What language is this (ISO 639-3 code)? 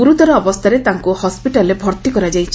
ori